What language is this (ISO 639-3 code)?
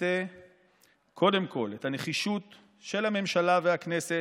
heb